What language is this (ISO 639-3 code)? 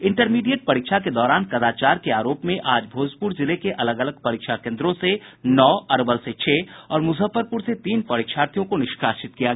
hin